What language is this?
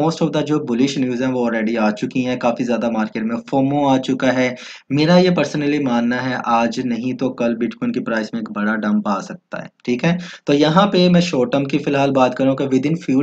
Hindi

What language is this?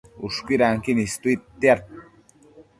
Matsés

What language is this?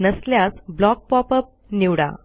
Marathi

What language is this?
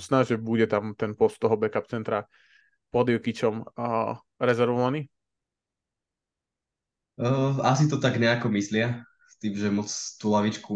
Slovak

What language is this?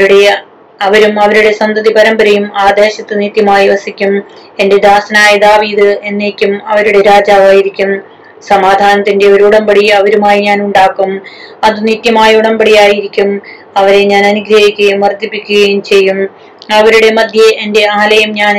Malayalam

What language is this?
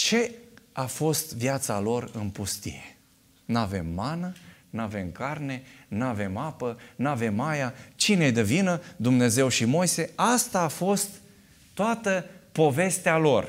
Romanian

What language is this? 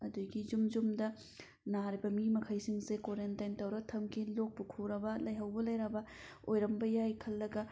Manipuri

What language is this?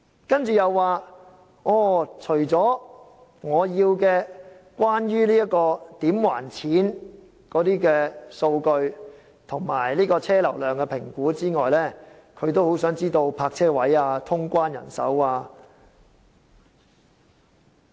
Cantonese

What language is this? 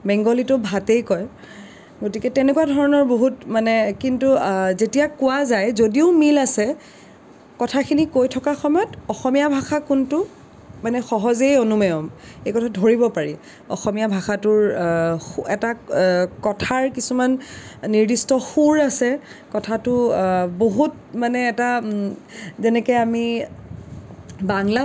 Assamese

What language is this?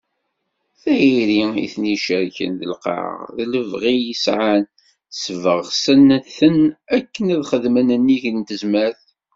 Kabyle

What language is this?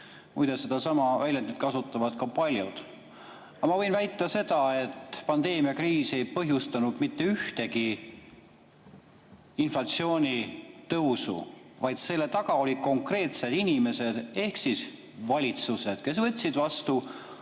Estonian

